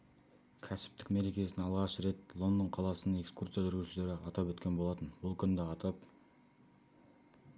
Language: Kazakh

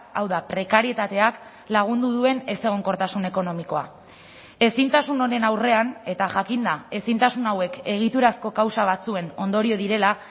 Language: Basque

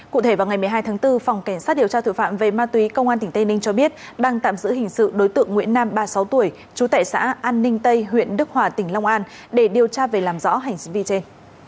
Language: Vietnamese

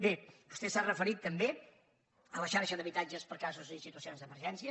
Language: Catalan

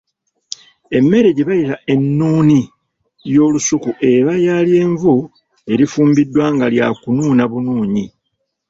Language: Ganda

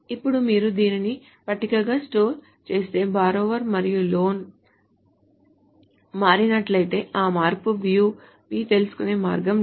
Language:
Telugu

